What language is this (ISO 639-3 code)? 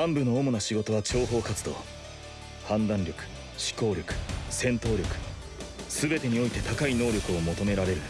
jpn